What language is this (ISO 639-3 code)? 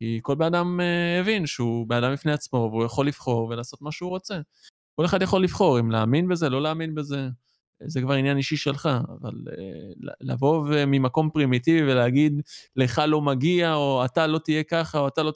heb